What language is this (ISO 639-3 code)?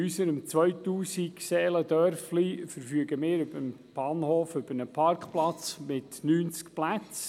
gsw